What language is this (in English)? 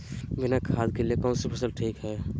Magahi